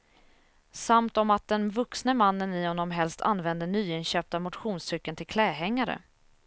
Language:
Swedish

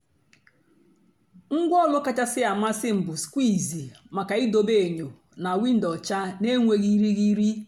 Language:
Igbo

